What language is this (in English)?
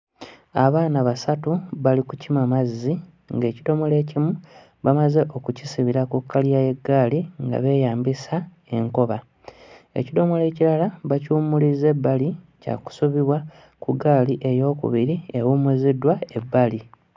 Ganda